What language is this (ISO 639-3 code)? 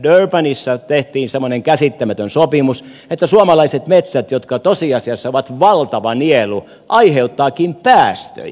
fin